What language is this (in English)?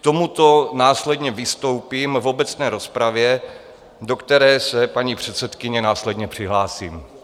Czech